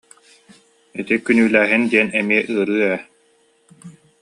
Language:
Yakut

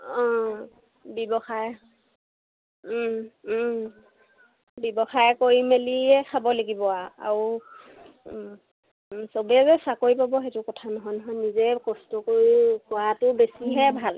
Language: Assamese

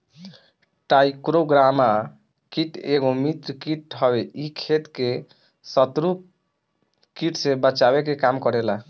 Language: Bhojpuri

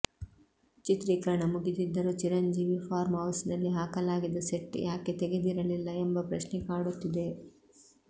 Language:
Kannada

